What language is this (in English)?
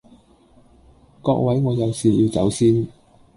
Cantonese